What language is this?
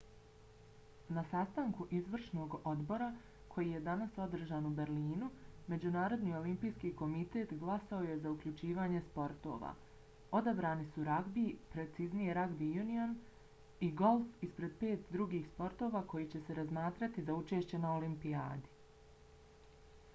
Bosnian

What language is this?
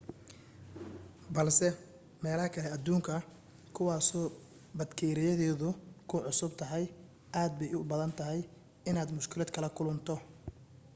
Somali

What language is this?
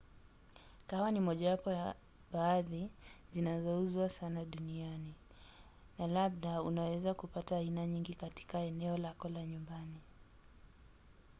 Swahili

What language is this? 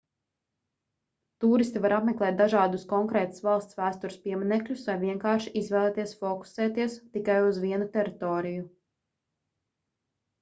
Latvian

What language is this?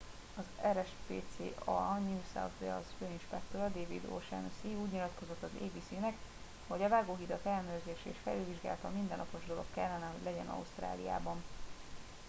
Hungarian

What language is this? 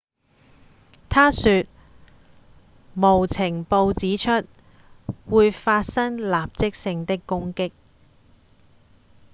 Cantonese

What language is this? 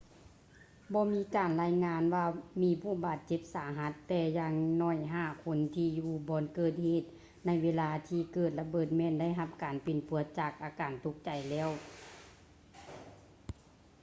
Lao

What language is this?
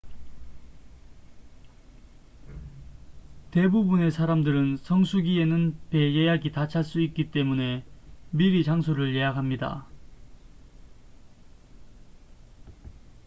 Korean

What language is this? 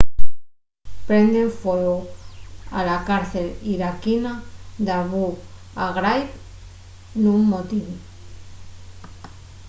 Asturian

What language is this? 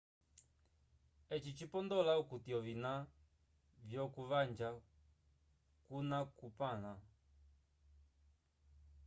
Umbundu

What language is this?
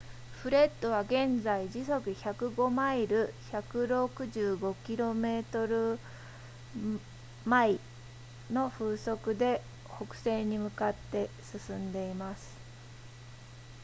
Japanese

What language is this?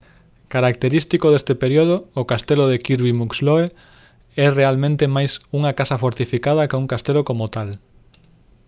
Galician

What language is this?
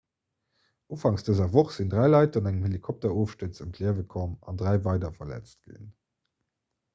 Luxembourgish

